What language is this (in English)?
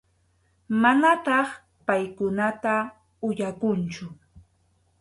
Arequipa-La Unión Quechua